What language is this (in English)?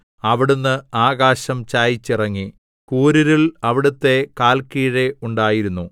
Malayalam